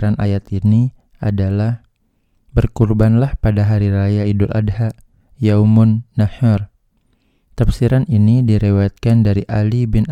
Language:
Indonesian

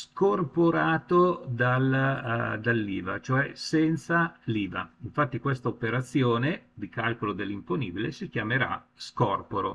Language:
Italian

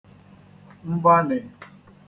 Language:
Igbo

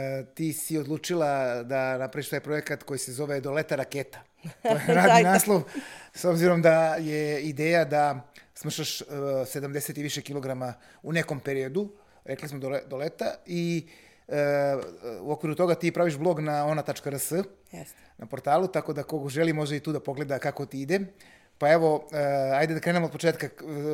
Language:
Croatian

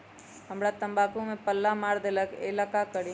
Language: Magahi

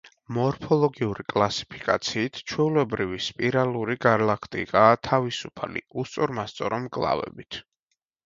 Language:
Georgian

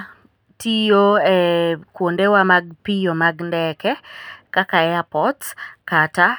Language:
Luo (Kenya and Tanzania)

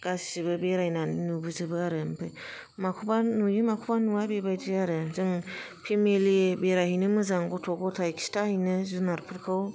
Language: Bodo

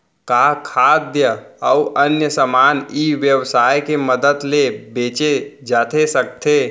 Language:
Chhattisgarhi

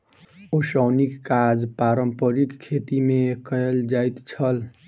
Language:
Maithili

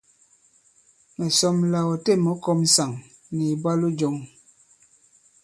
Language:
Bankon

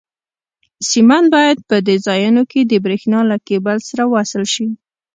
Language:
Pashto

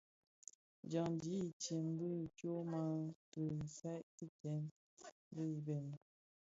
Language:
Bafia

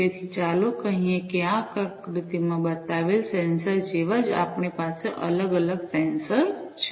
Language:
Gujarati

